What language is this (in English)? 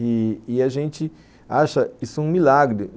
Portuguese